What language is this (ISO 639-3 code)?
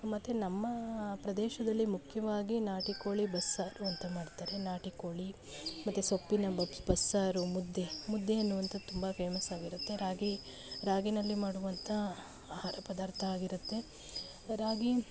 kan